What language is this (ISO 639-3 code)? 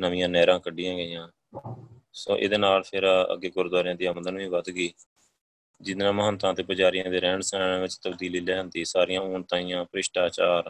pan